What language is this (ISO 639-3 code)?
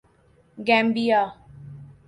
urd